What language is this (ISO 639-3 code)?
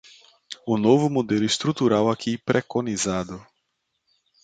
por